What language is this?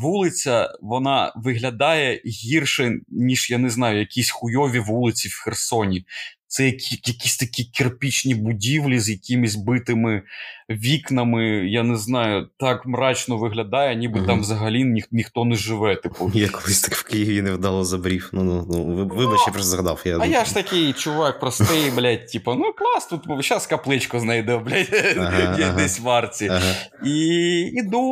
Ukrainian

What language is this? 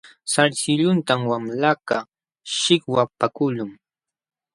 Jauja Wanca Quechua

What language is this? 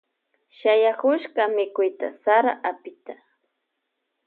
Loja Highland Quichua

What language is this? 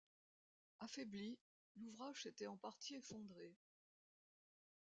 French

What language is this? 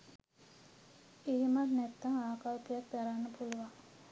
Sinhala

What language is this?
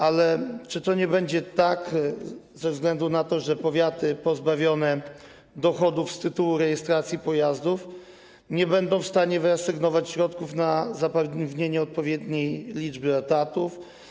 Polish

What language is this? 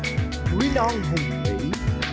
Vietnamese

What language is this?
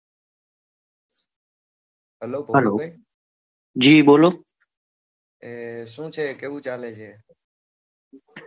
Gujarati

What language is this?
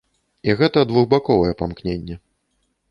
Belarusian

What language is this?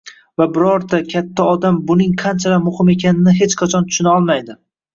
Uzbek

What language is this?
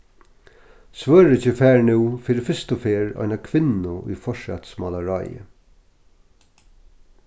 Faroese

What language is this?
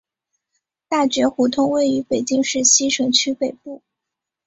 Chinese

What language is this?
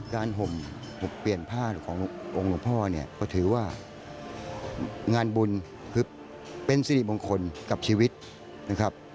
Thai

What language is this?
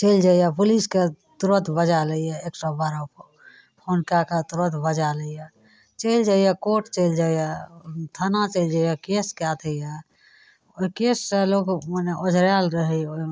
Maithili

